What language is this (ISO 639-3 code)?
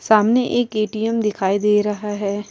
urd